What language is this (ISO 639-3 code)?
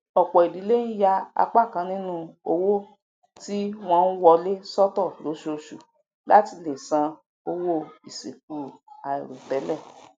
yor